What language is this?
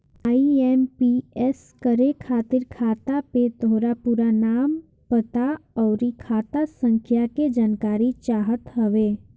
Bhojpuri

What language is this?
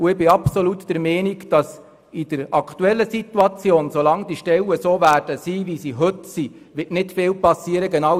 Swiss German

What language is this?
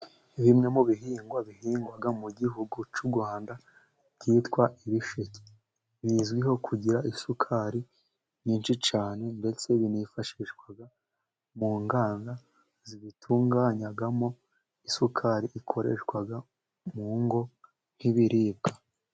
Kinyarwanda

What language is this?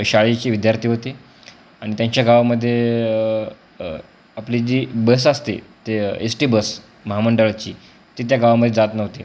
Marathi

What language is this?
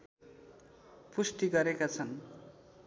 Nepali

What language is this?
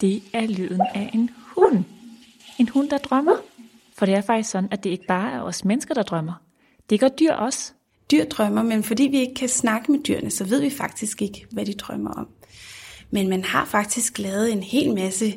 Danish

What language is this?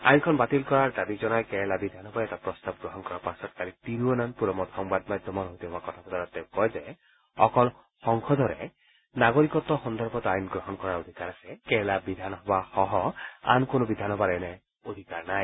Assamese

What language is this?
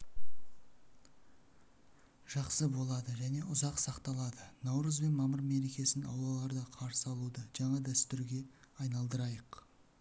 Kazakh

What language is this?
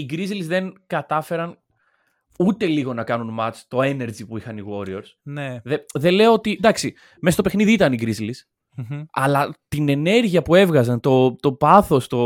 Greek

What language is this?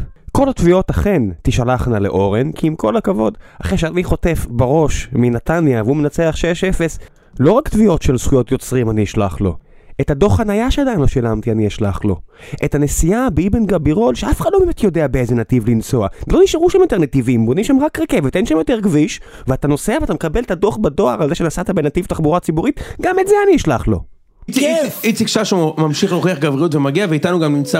Hebrew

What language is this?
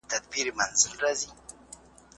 Pashto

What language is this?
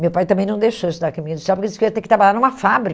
Portuguese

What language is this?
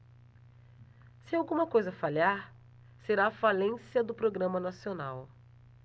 Portuguese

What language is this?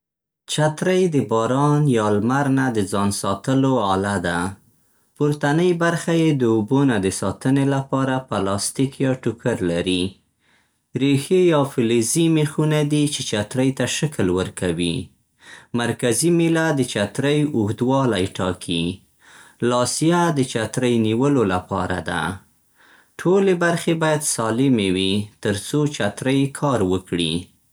Central Pashto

